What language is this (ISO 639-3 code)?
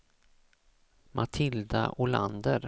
swe